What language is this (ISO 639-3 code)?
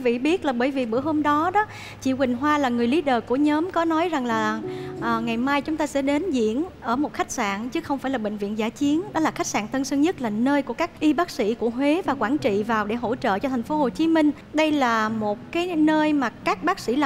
vie